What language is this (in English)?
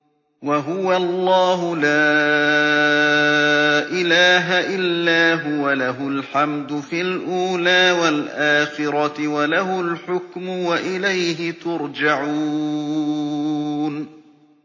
Arabic